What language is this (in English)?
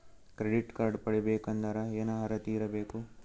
Kannada